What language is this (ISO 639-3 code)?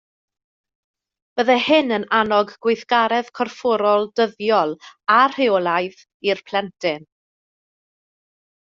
cym